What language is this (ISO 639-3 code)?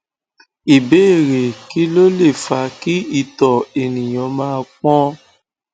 yor